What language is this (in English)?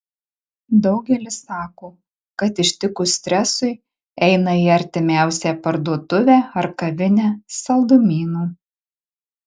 Lithuanian